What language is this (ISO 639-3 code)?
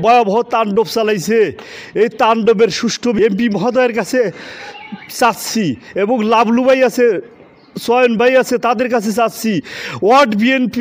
tur